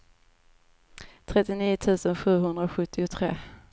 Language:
Swedish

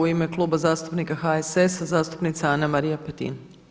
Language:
Croatian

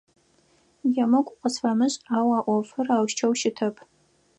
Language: Adyghe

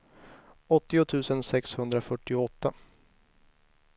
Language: Swedish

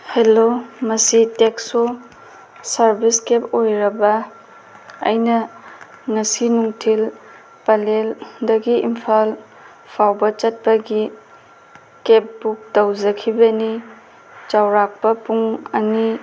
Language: Manipuri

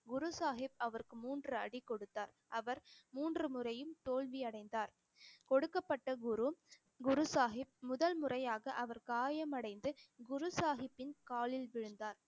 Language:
Tamil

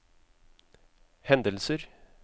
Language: Norwegian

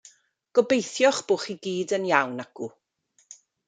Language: Welsh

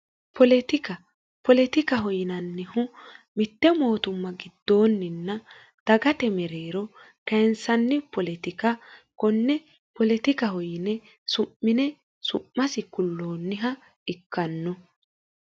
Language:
Sidamo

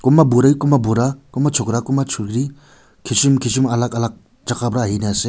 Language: Naga Pidgin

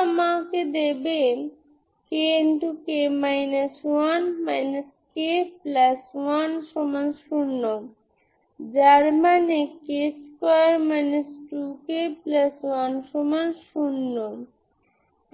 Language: Bangla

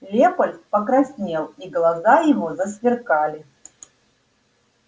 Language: Russian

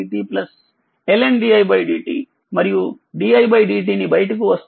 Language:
Telugu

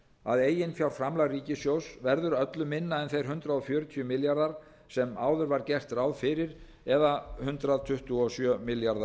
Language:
Icelandic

